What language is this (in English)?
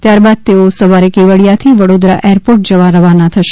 Gujarati